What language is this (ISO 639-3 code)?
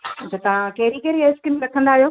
snd